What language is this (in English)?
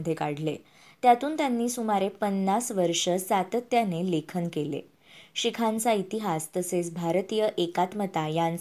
Marathi